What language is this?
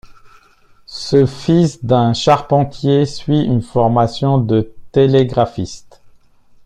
French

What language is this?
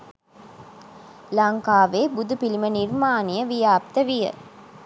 Sinhala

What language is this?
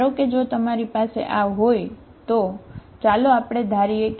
Gujarati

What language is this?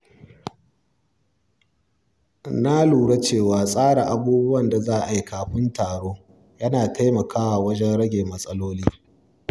Hausa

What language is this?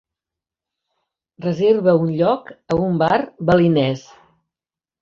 Catalan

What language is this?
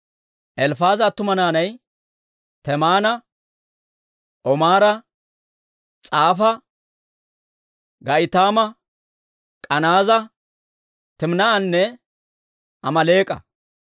Dawro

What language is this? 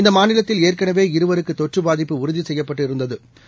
Tamil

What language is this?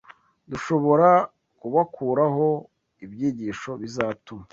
Kinyarwanda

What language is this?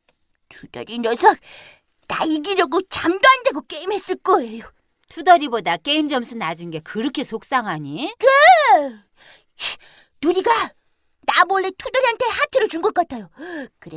Korean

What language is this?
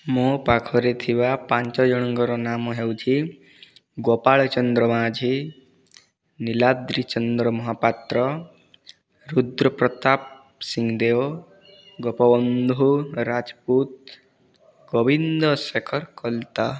Odia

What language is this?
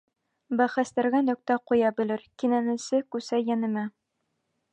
Bashkir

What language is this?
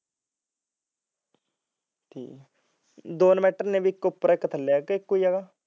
Punjabi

